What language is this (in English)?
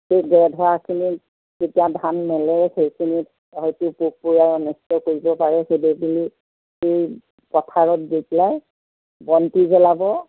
Assamese